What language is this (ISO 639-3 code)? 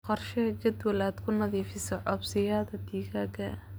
som